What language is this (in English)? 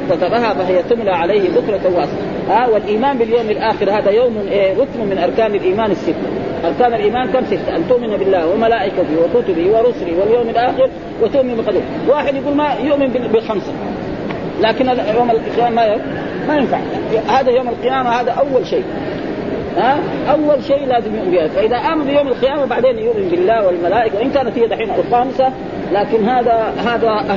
Arabic